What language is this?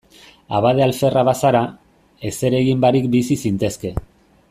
Basque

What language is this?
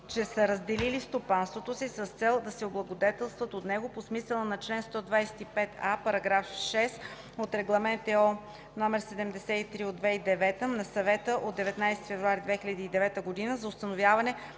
Bulgarian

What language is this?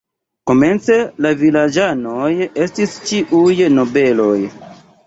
Esperanto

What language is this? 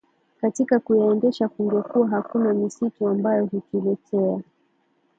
Swahili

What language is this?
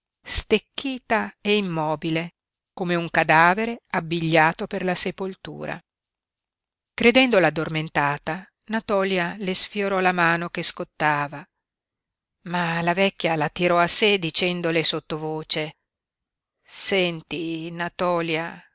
Italian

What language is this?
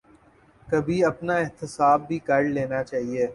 Urdu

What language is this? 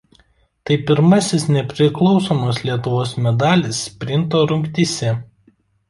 Lithuanian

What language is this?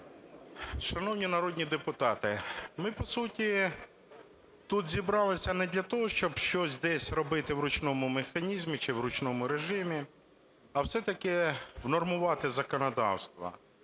Ukrainian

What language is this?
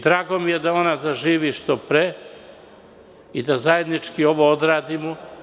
Serbian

